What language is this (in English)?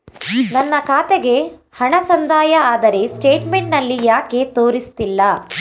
Kannada